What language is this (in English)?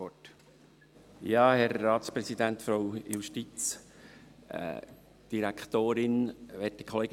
Swiss German